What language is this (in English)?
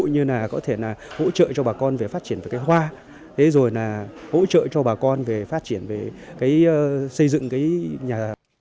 Vietnamese